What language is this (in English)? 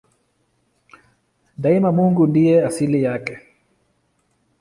Swahili